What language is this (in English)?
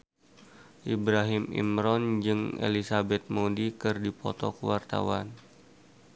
Sundanese